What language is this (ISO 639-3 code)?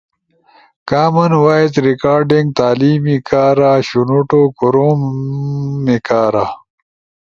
ush